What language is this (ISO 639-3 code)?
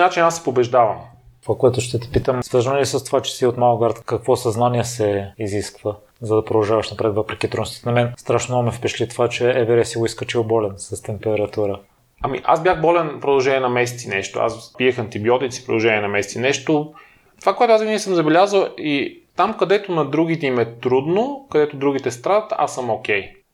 bul